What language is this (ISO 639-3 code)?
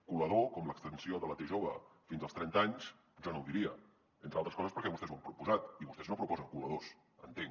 cat